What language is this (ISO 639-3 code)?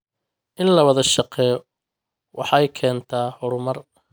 som